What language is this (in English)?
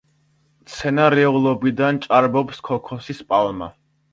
Georgian